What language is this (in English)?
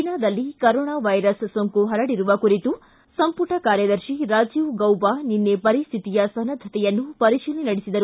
Kannada